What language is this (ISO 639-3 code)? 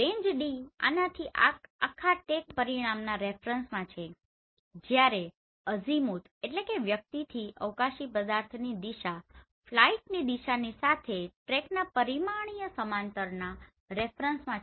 guj